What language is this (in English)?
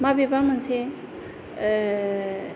Bodo